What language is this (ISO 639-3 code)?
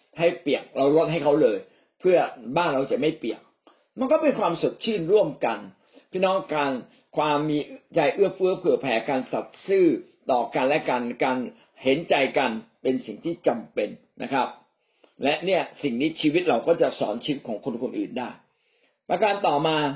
tha